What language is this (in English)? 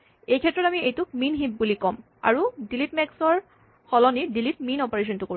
Assamese